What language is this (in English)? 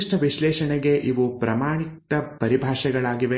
Kannada